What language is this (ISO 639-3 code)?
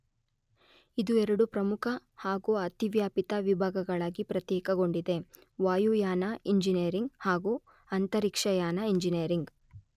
kan